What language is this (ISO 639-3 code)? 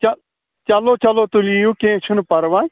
kas